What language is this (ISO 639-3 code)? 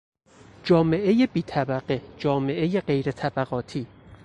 fas